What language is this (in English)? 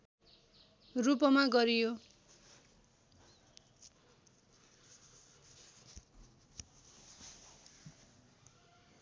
Nepali